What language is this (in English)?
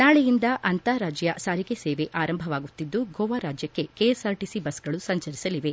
Kannada